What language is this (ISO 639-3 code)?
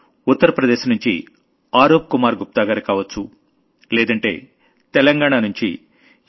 tel